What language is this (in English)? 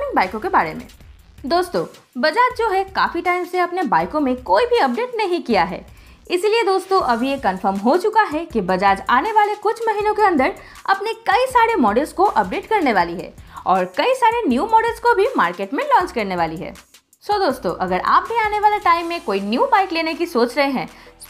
Hindi